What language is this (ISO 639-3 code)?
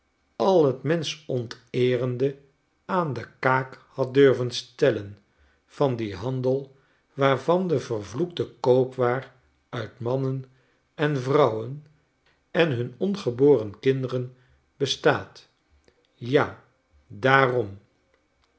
nld